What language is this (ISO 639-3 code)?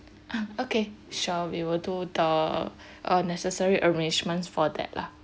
eng